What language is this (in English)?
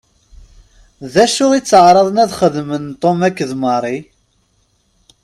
Kabyle